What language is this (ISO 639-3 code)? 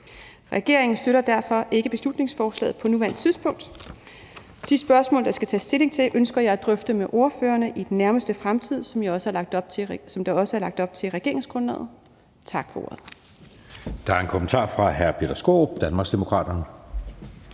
dan